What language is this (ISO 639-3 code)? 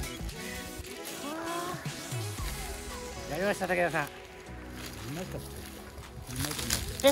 jpn